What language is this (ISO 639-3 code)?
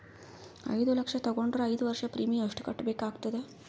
kan